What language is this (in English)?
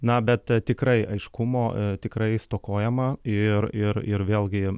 Lithuanian